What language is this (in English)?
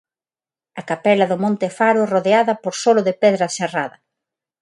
Galician